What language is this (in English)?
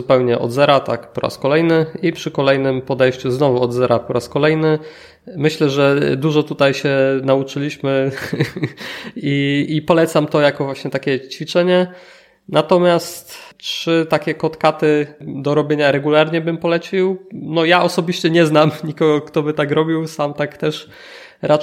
Polish